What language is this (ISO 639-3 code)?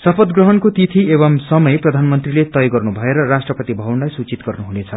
nep